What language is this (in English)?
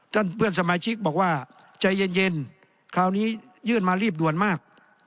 Thai